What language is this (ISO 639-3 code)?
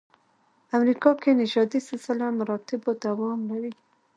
pus